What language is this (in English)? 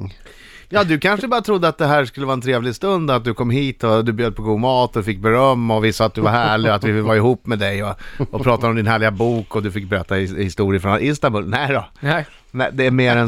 Swedish